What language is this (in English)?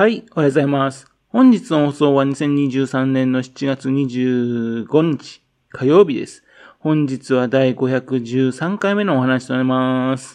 Japanese